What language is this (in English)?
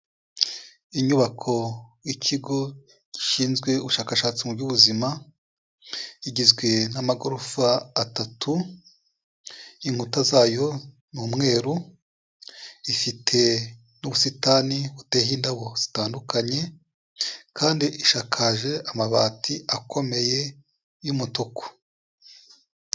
Kinyarwanda